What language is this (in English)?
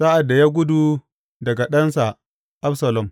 Hausa